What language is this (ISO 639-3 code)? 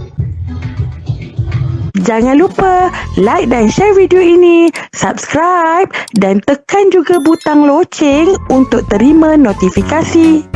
msa